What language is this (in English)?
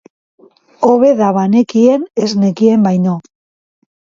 Basque